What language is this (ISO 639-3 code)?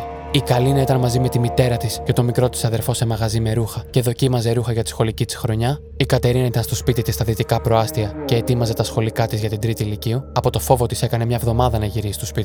ell